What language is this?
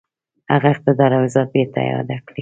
Pashto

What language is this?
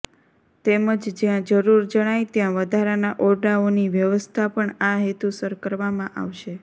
Gujarati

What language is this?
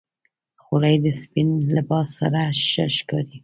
Pashto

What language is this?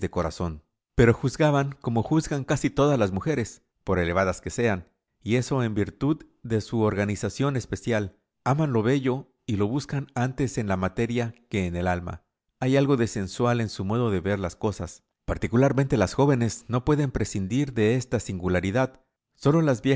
Spanish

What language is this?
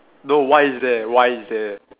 English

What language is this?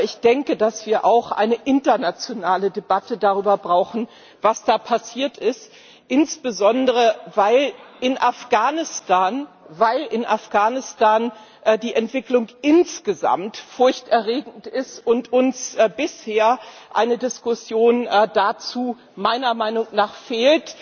German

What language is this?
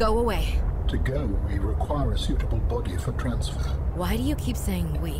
Indonesian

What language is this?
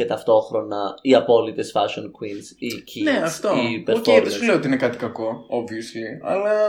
Greek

